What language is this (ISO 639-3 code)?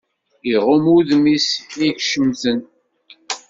kab